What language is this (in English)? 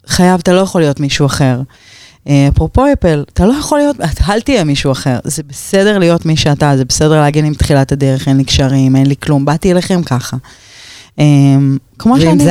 Hebrew